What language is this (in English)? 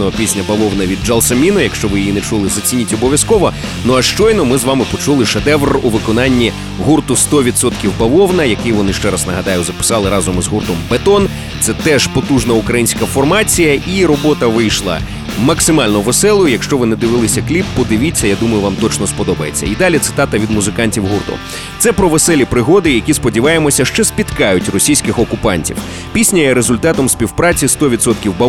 Ukrainian